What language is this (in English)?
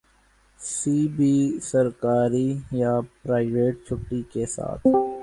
Urdu